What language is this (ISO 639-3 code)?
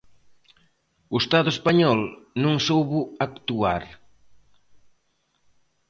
glg